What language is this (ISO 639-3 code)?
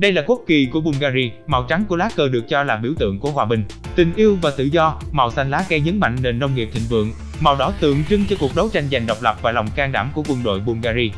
vie